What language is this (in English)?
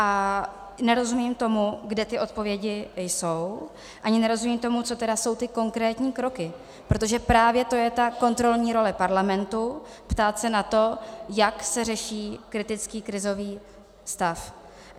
Czech